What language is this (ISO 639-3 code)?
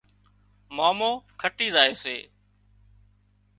kxp